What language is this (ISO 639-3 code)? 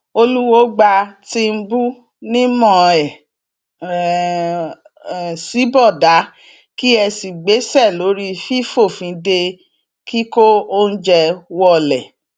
yor